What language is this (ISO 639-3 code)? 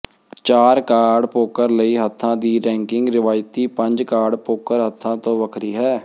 pan